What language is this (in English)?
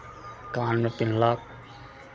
Maithili